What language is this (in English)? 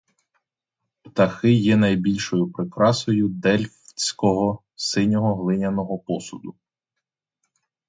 Ukrainian